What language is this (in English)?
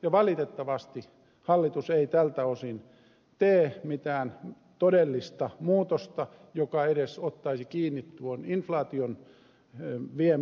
Finnish